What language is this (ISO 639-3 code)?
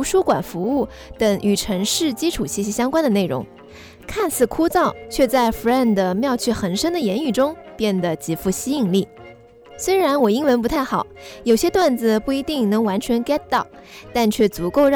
zho